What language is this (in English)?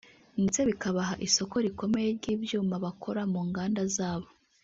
Kinyarwanda